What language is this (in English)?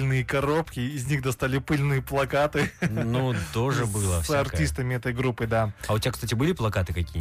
Russian